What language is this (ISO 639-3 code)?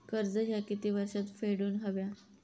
mar